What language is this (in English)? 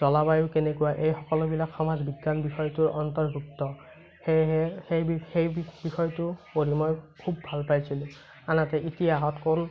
Assamese